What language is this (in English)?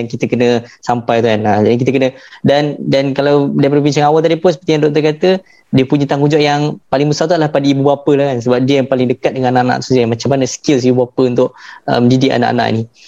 Malay